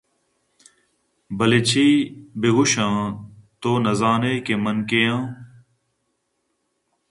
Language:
Eastern Balochi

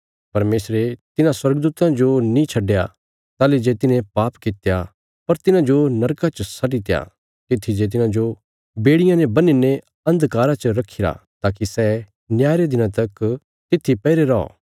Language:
Bilaspuri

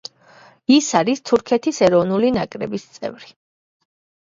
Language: Georgian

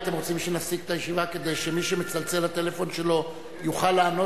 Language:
Hebrew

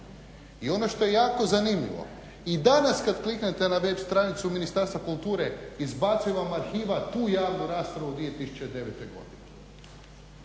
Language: Croatian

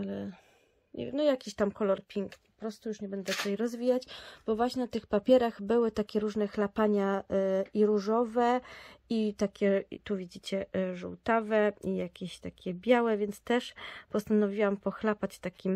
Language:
Polish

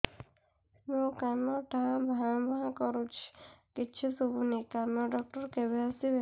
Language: Odia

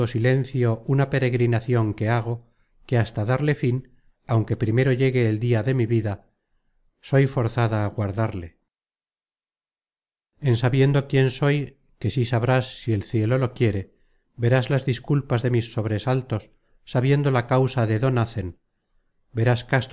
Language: Spanish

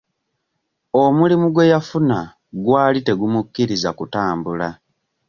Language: Ganda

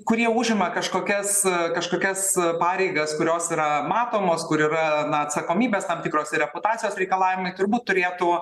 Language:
Lithuanian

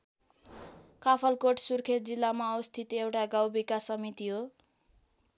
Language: Nepali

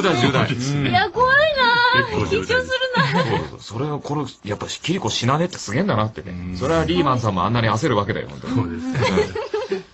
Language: Japanese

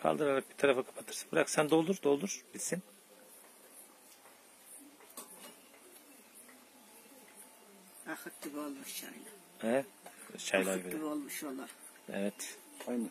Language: Turkish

